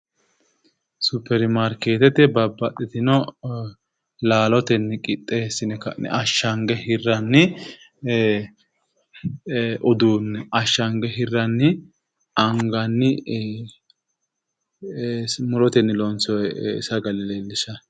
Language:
Sidamo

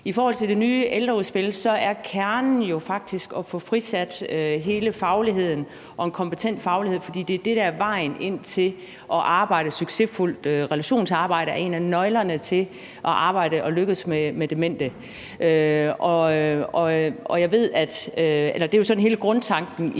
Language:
Danish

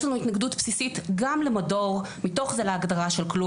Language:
Hebrew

